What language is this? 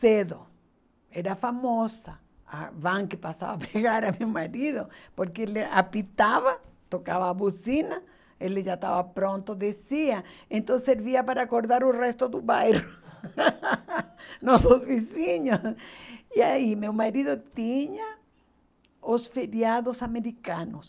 Portuguese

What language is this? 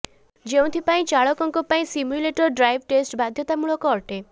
Odia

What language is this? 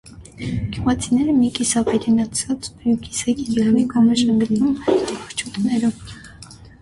Armenian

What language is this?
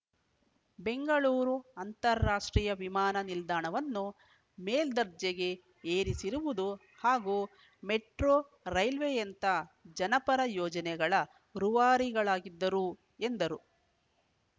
Kannada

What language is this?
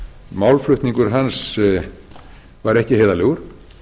Icelandic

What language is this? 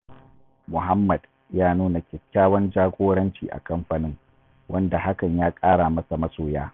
Hausa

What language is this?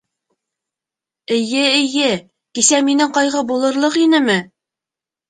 Bashkir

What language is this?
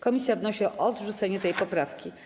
Polish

